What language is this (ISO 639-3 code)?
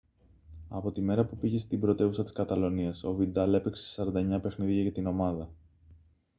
ell